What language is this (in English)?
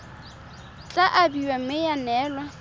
Tswana